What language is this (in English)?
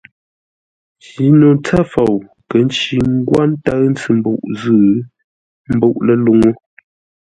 Ngombale